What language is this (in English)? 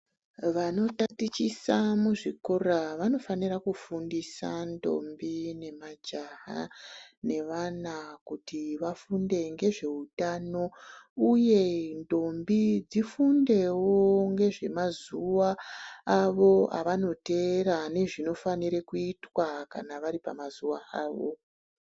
Ndau